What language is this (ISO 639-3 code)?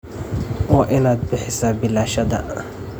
som